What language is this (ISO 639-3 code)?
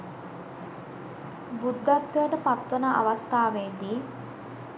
sin